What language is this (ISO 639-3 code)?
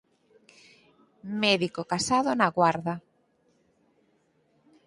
glg